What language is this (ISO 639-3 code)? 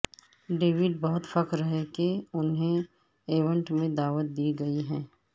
urd